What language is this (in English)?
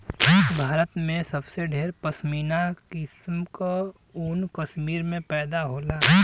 Bhojpuri